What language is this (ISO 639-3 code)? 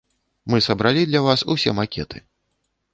bel